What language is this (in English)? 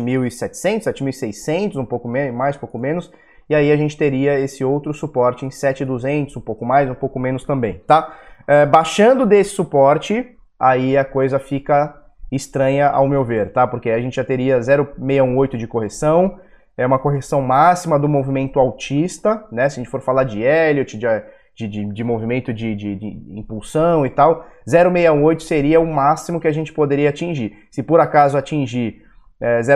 Portuguese